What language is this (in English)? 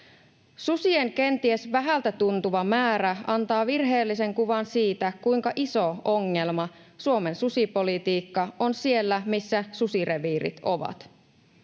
Finnish